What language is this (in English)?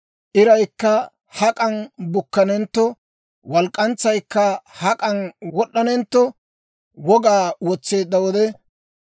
Dawro